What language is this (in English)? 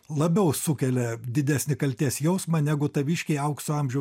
Lithuanian